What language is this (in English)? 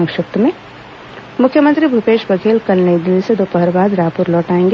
Hindi